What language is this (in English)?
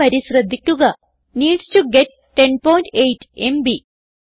Malayalam